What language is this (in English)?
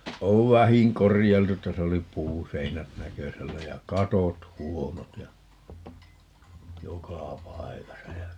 Finnish